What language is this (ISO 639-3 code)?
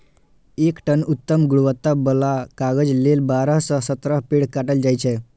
mai